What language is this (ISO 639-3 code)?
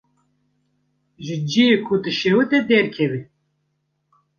kur